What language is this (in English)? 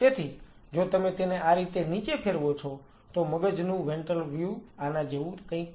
Gujarati